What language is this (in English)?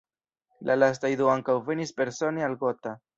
Esperanto